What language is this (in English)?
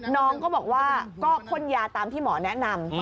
Thai